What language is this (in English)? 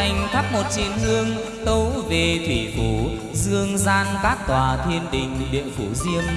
Vietnamese